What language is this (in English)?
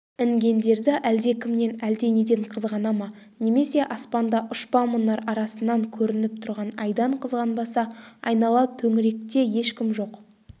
Kazakh